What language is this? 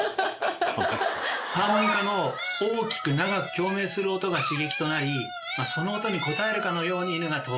Japanese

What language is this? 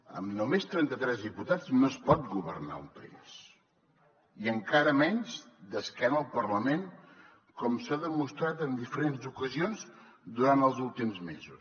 Catalan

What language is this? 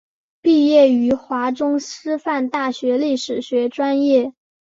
Chinese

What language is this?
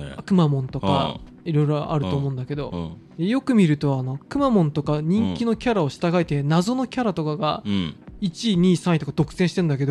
Japanese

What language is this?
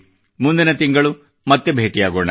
Kannada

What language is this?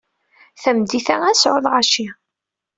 Kabyle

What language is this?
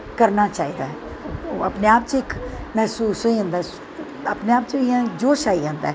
Dogri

